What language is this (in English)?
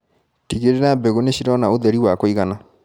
Kikuyu